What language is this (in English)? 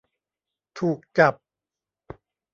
Thai